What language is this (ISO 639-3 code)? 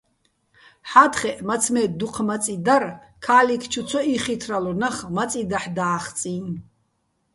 bbl